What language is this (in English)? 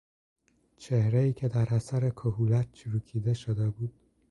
Persian